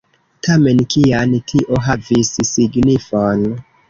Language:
Esperanto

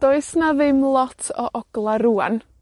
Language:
Welsh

